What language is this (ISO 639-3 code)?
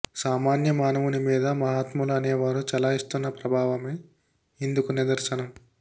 tel